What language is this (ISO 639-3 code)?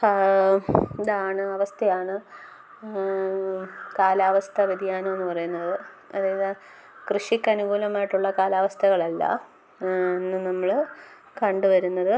mal